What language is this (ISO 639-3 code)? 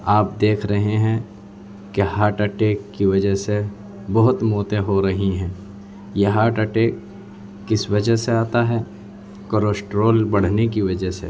urd